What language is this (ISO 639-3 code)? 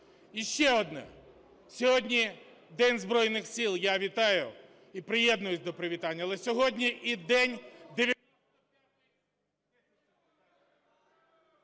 ukr